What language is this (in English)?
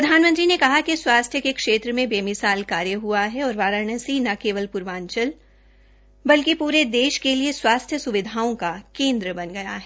Hindi